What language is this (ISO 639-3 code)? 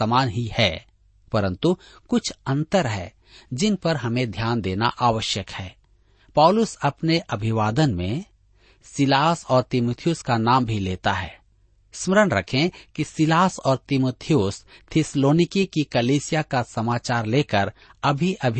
hin